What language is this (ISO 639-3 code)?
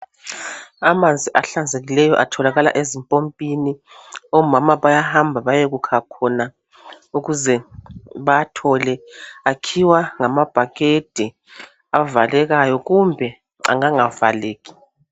nde